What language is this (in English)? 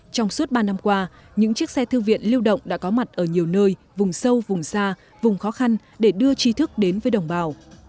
Vietnamese